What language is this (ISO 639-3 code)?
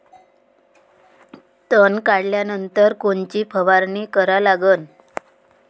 mar